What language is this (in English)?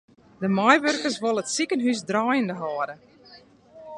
Western Frisian